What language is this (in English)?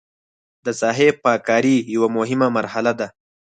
Pashto